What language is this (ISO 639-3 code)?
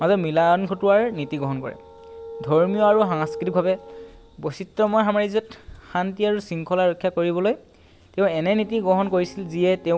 asm